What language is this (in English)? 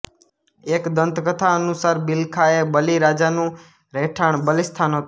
Gujarati